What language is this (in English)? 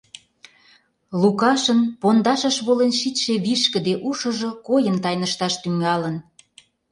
Mari